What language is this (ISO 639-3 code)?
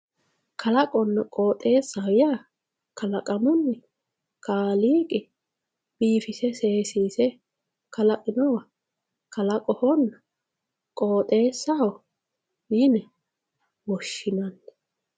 sid